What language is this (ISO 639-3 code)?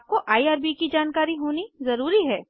hin